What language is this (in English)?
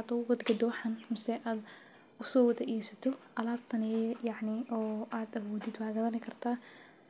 Somali